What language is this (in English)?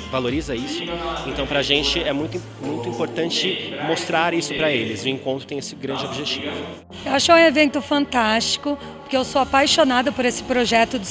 Portuguese